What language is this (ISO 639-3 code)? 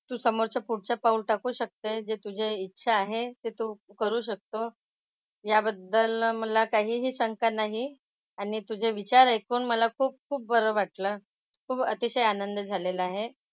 mar